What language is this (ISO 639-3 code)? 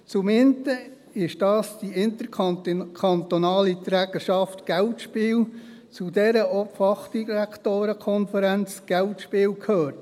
gsw